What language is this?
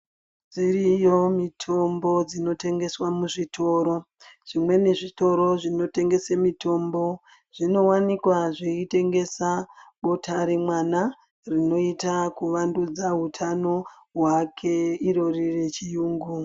Ndau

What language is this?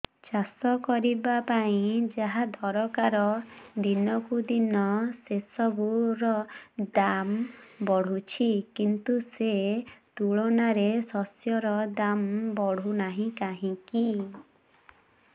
Odia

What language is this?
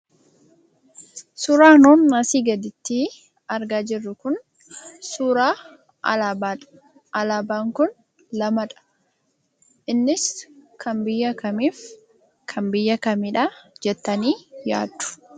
Oromo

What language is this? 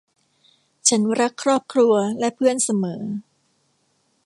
Thai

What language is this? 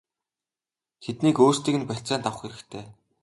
Mongolian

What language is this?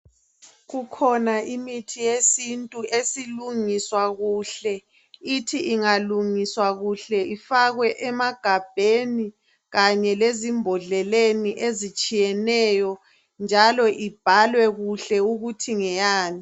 North Ndebele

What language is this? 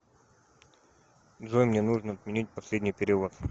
Russian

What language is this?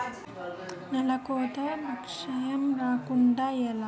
Telugu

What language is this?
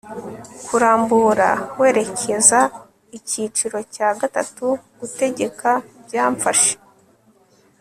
Kinyarwanda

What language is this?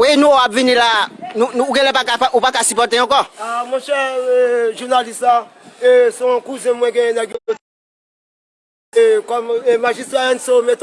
French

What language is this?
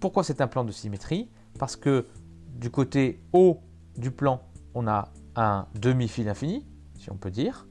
French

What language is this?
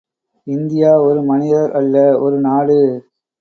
Tamil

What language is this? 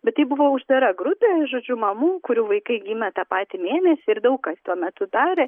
Lithuanian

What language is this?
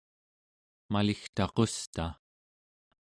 Central Yupik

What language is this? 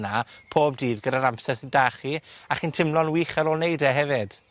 Welsh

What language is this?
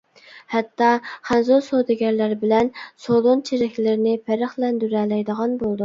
Uyghur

